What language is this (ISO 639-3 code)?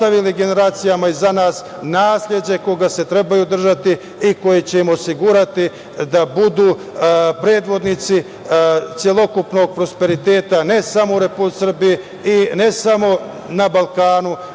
srp